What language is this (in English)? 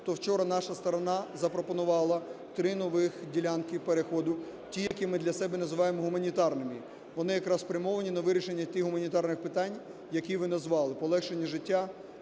Ukrainian